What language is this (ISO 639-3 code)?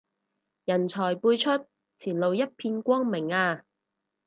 yue